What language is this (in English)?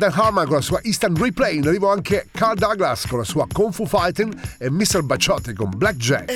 Italian